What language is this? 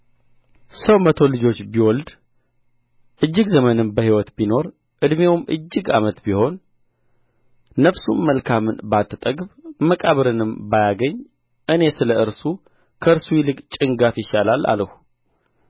Amharic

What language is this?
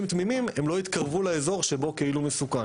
Hebrew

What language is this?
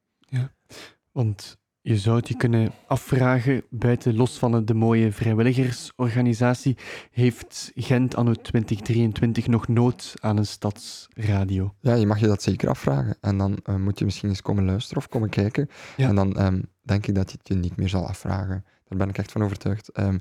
Dutch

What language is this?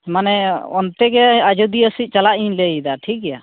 Santali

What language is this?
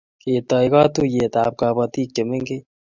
Kalenjin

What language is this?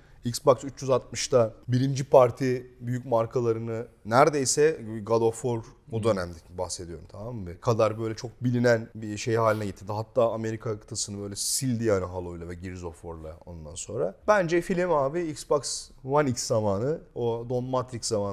Turkish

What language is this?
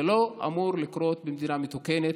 Hebrew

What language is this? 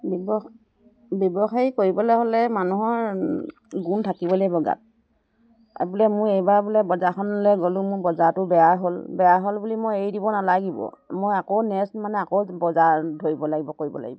Assamese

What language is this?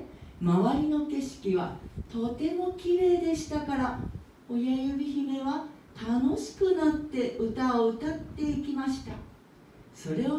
Japanese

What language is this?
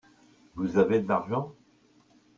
French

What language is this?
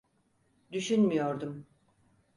Turkish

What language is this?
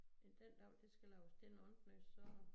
Danish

